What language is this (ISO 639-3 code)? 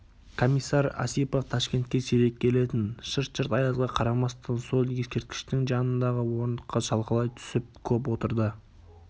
kaz